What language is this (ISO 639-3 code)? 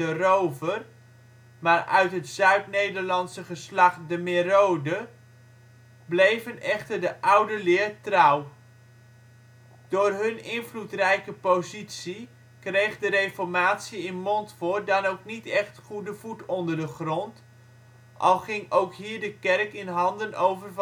nld